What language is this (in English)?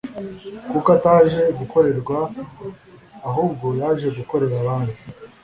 Kinyarwanda